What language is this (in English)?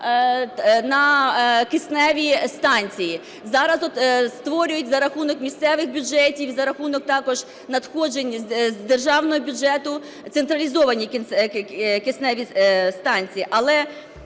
Ukrainian